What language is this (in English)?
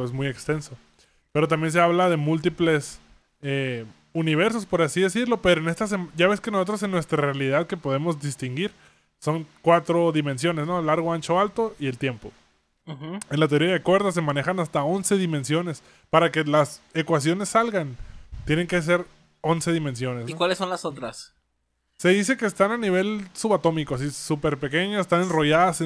Spanish